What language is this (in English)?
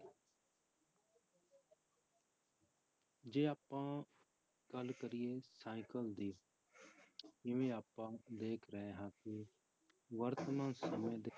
Punjabi